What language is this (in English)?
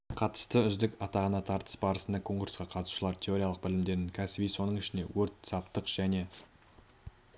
Kazakh